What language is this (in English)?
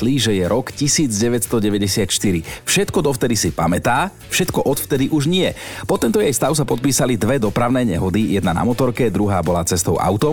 Slovak